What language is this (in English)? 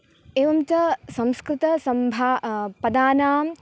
Sanskrit